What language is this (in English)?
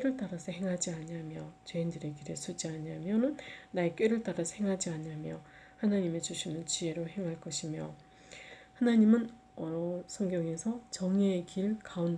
Korean